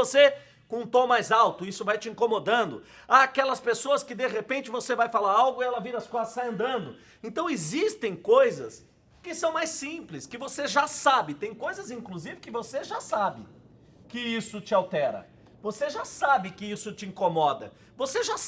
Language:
Portuguese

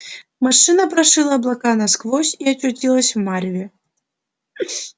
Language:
Russian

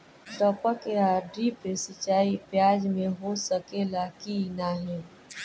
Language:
Bhojpuri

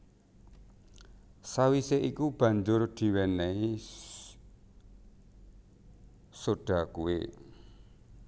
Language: Javanese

